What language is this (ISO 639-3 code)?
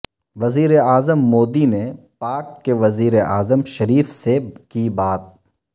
urd